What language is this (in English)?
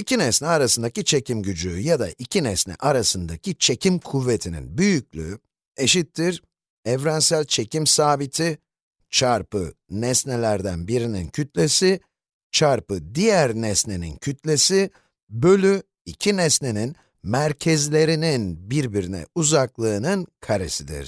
Turkish